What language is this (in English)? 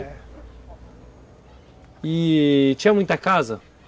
Portuguese